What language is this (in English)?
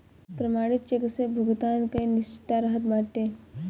Bhojpuri